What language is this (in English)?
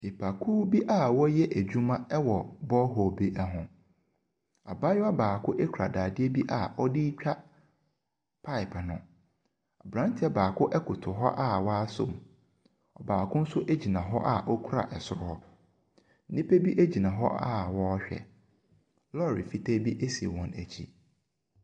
Akan